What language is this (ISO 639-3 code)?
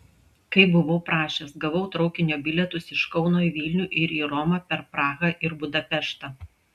lit